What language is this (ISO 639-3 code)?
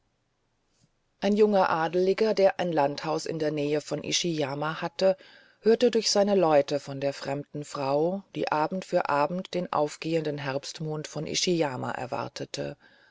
deu